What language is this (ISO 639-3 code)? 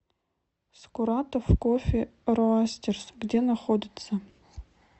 rus